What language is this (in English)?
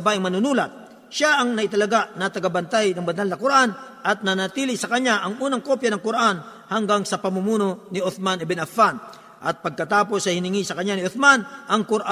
Filipino